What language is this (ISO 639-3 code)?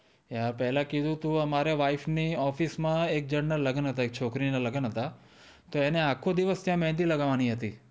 guj